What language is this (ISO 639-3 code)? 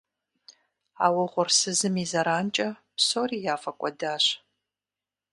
kbd